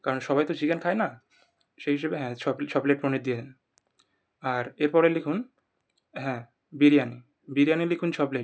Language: Bangla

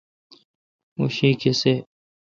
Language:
Kalkoti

